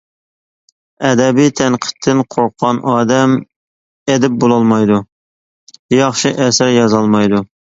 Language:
Uyghur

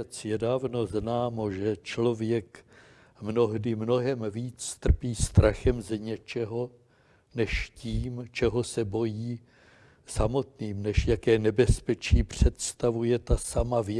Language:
Czech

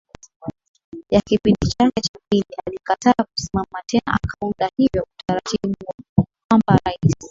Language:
Swahili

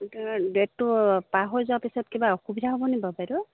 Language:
Assamese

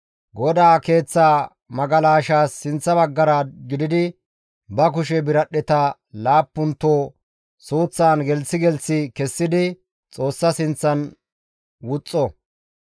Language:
Gamo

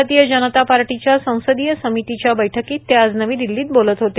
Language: Marathi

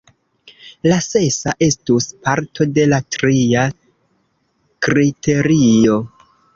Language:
Esperanto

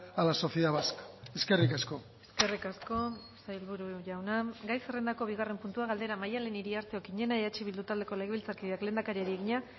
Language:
Basque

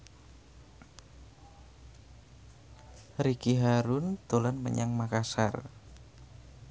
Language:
Javanese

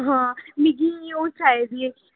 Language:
Dogri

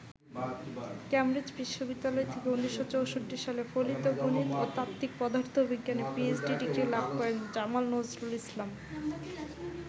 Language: Bangla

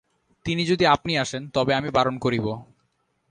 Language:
Bangla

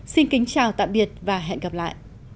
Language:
Vietnamese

